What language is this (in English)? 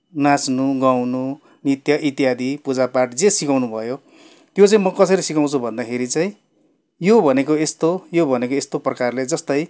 Nepali